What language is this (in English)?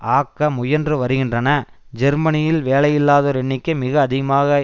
Tamil